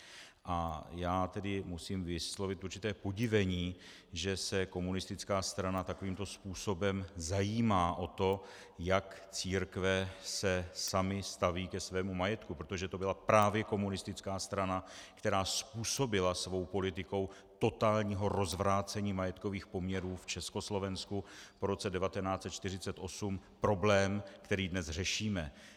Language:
Czech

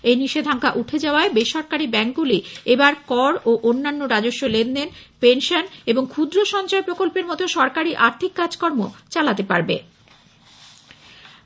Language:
Bangla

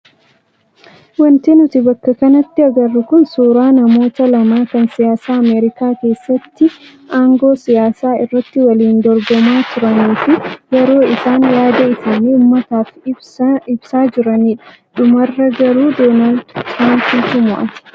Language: Oromo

